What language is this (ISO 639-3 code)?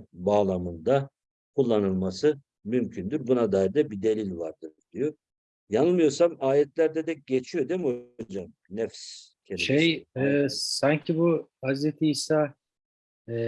tur